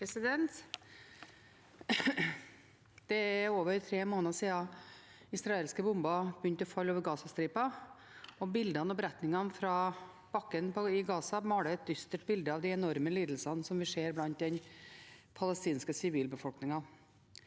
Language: Norwegian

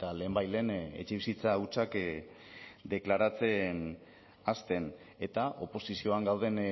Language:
Basque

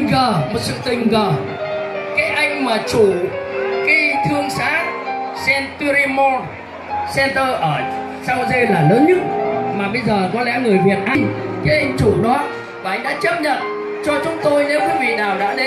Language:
Vietnamese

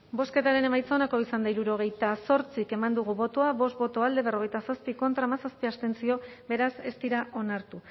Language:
Basque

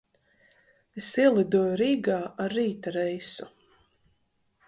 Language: Latvian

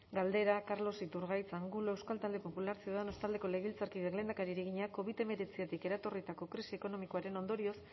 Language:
Basque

